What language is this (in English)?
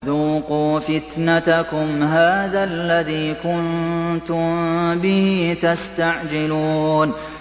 Arabic